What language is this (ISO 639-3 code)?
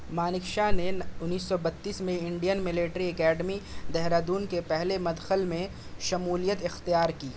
urd